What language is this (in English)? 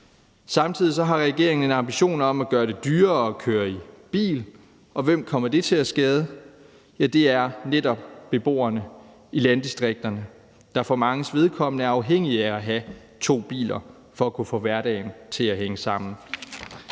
Danish